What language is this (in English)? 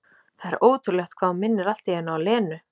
Icelandic